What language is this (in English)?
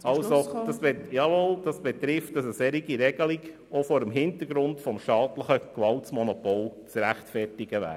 Swiss German